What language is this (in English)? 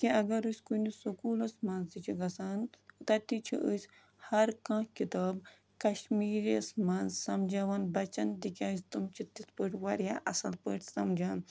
Kashmiri